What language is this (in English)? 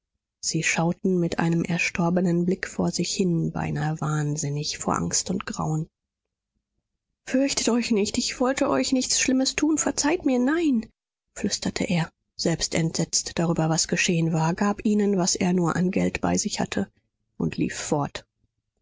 German